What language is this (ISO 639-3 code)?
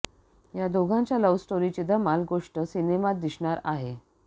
mar